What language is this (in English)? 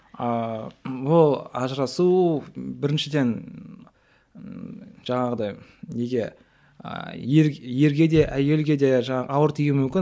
Kazakh